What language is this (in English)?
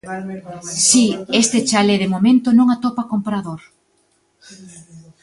Galician